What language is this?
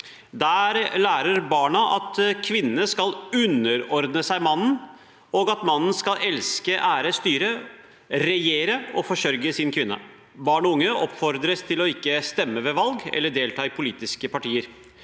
Norwegian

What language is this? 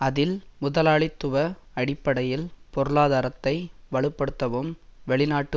Tamil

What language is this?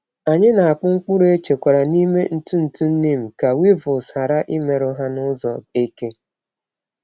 Igbo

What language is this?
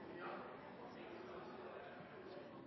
Norwegian Bokmål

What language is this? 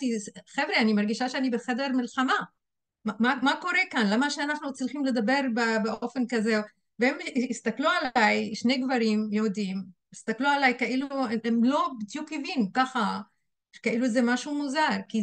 Hebrew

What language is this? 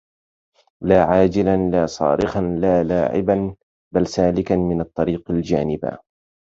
Arabic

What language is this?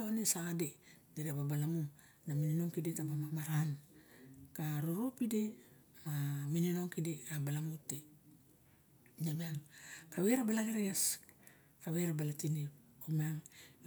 Barok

